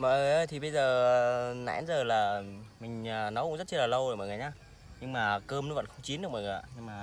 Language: Vietnamese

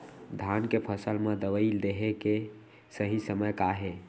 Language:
Chhattisgarhi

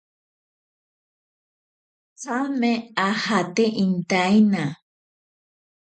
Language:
Ashéninka Perené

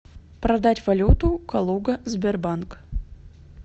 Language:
Russian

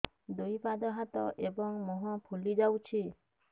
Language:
Odia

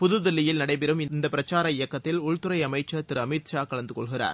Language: Tamil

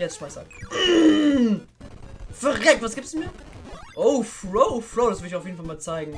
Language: German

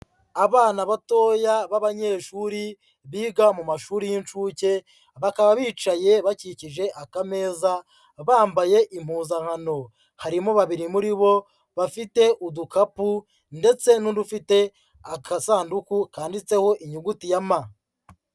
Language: Kinyarwanda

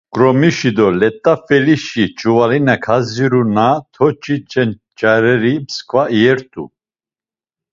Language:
Laz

